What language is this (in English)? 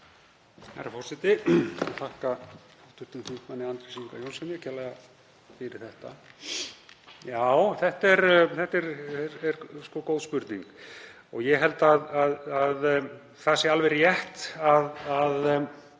Icelandic